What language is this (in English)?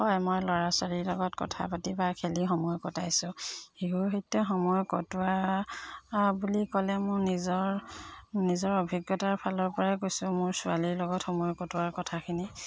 Assamese